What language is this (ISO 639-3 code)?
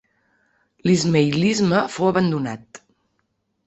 cat